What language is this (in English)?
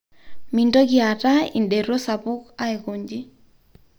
Masai